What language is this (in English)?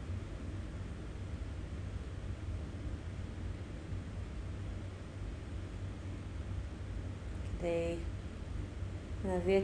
Hebrew